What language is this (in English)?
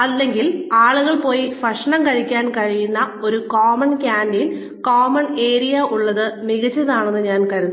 Malayalam